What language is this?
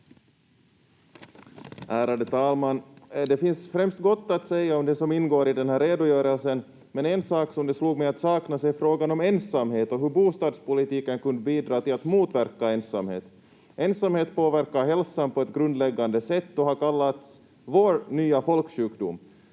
Finnish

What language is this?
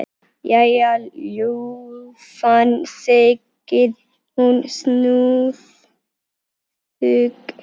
Icelandic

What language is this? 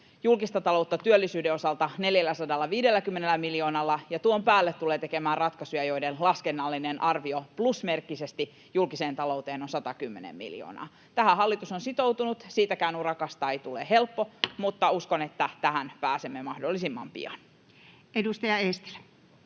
Finnish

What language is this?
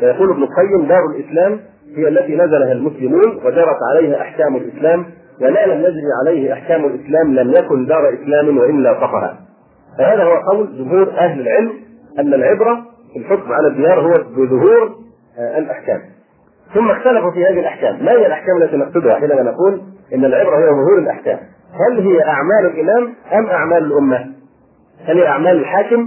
Arabic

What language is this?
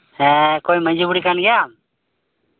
Santali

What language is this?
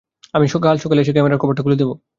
Bangla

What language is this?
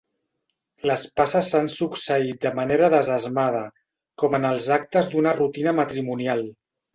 Catalan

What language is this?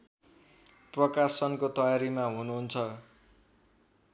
Nepali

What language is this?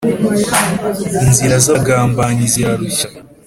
Kinyarwanda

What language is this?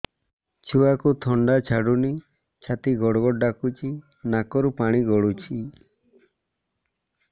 Odia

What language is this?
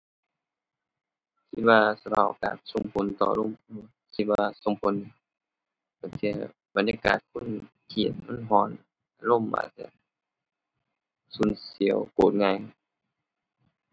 Thai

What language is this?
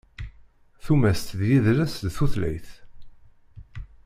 Kabyle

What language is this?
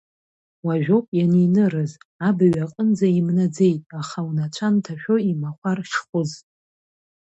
Abkhazian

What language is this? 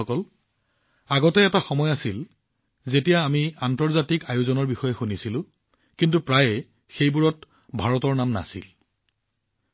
Assamese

